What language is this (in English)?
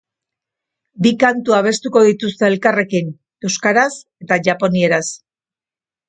Basque